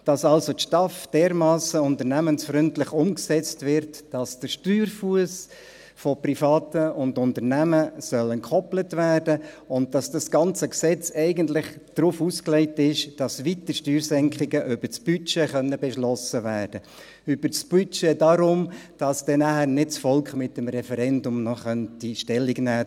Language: Swiss German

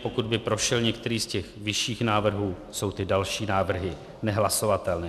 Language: Czech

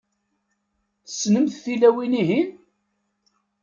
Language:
Kabyle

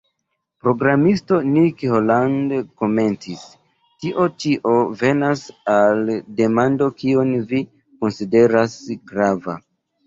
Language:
Esperanto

